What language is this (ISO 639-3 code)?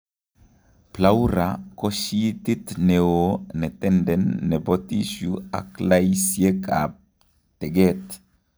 kln